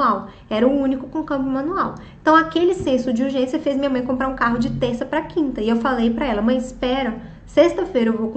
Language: Portuguese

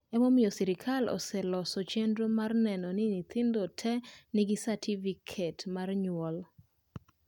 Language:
Luo (Kenya and Tanzania)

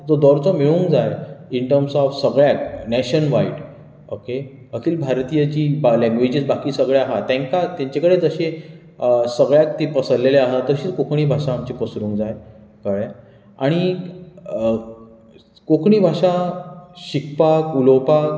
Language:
Konkani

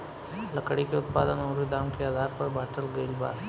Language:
Bhojpuri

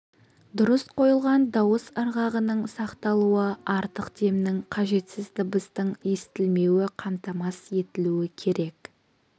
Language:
Kazakh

